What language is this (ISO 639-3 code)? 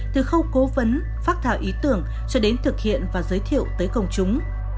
vie